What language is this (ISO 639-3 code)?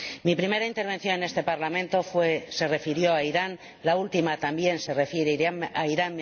spa